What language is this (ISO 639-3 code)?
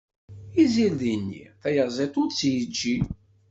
kab